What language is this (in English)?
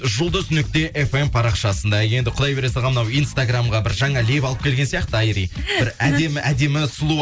Kazakh